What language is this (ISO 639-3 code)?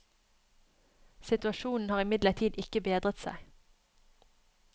nor